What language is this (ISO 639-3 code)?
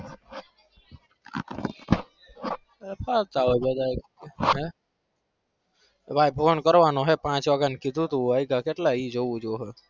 guj